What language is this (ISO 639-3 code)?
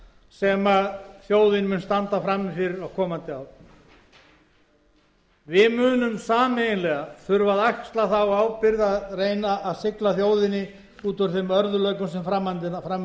isl